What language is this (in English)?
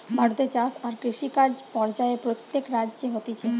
Bangla